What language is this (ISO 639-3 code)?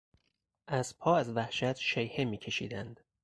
fas